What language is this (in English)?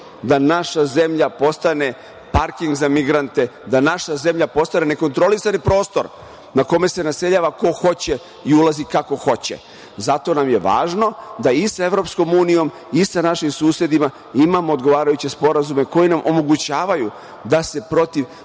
Serbian